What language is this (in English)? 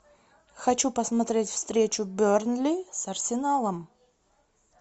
Russian